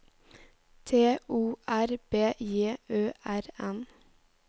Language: Norwegian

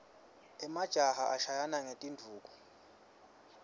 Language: Swati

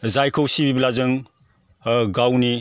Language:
Bodo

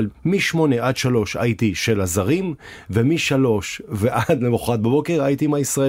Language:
Hebrew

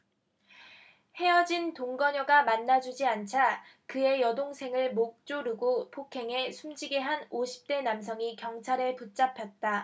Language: Korean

